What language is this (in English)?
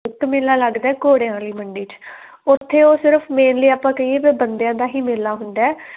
Punjabi